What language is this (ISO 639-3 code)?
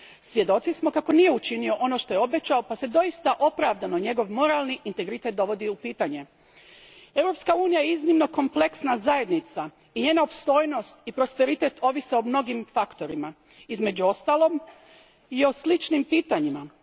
hrv